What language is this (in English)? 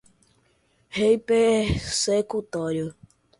Portuguese